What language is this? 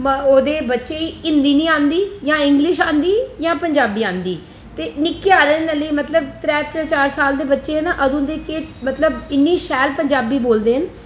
Dogri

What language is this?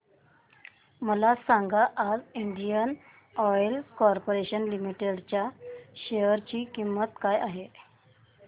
Marathi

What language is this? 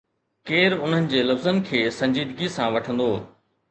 Sindhi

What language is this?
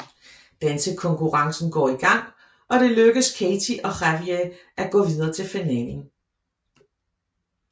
Danish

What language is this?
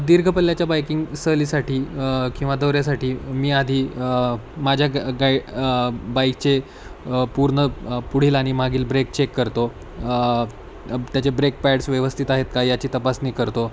Marathi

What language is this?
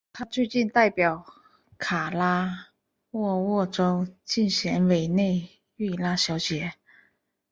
Chinese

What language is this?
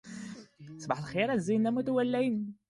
Standard Moroccan Tamazight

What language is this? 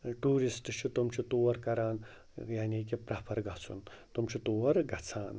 Kashmiri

